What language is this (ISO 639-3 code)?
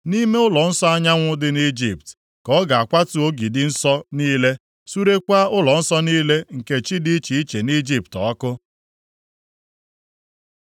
ibo